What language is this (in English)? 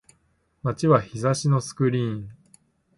Japanese